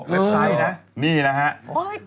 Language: Thai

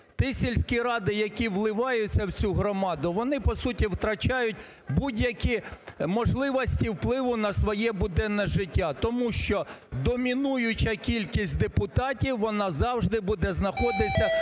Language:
Ukrainian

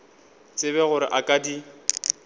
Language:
Northern Sotho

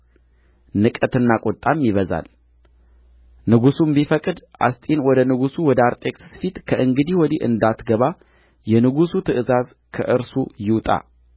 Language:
Amharic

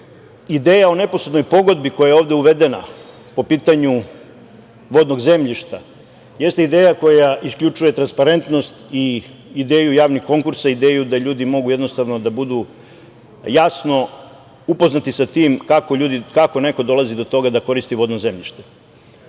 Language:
Serbian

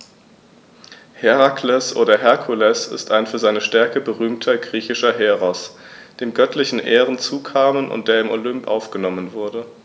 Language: German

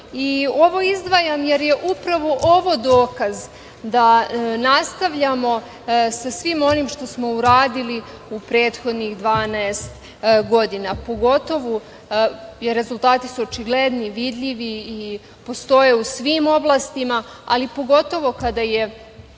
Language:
Serbian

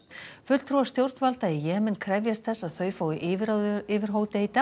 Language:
Icelandic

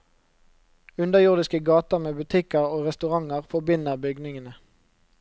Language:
Norwegian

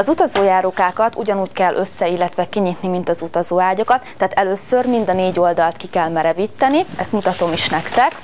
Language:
Hungarian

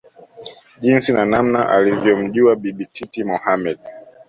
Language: Swahili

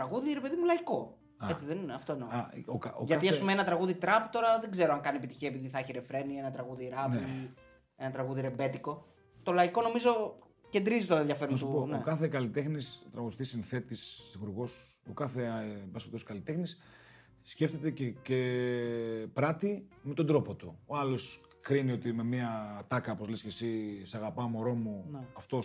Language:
Greek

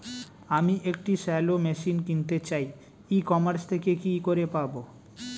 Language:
Bangla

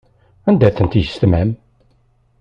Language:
Kabyle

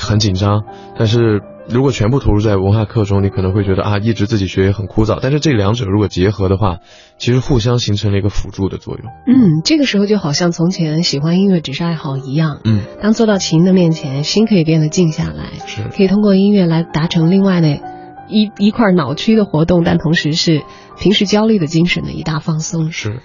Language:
Chinese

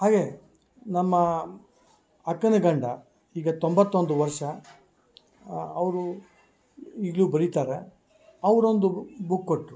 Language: Kannada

